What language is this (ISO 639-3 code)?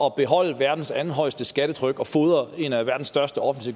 dan